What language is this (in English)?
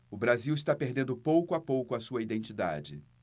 Portuguese